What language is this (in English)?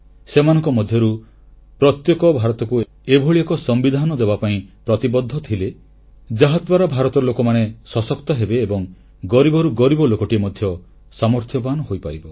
Odia